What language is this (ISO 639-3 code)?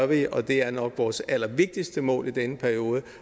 dan